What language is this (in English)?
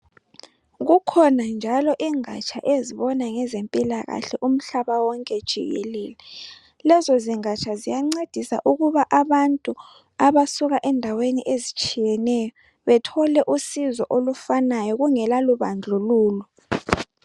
North Ndebele